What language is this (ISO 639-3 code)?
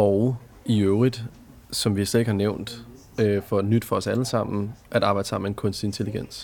dan